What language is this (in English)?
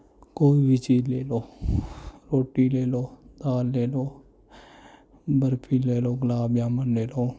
Punjabi